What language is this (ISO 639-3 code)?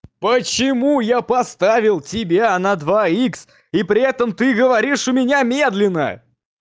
rus